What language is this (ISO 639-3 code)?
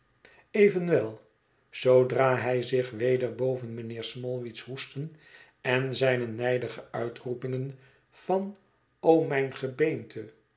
nld